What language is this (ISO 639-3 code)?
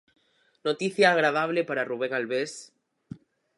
glg